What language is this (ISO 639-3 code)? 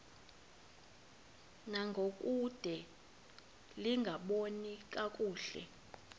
xho